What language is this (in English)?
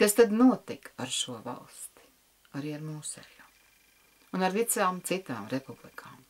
Latvian